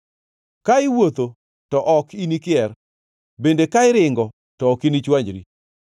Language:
Luo (Kenya and Tanzania)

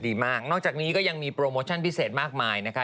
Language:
Thai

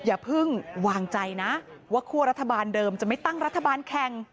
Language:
Thai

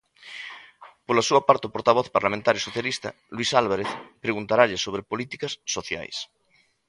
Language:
Galician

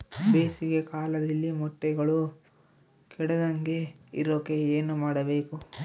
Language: Kannada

